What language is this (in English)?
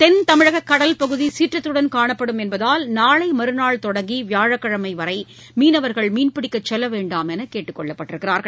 Tamil